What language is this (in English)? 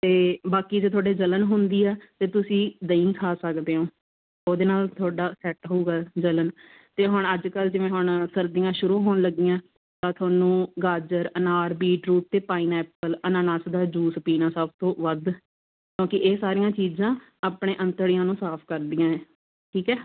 Punjabi